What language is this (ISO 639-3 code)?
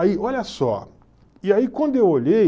por